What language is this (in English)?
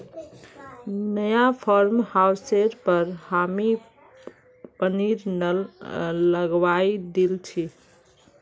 Magahi